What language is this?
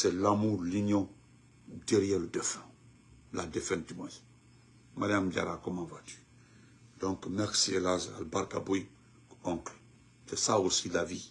French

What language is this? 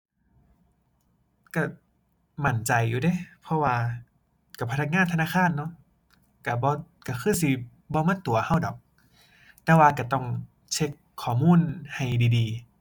Thai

